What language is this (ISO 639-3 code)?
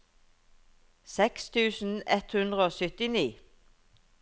nor